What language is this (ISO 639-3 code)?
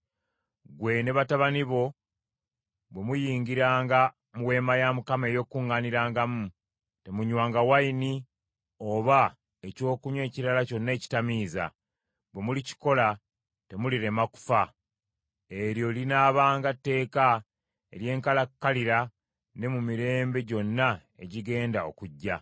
lug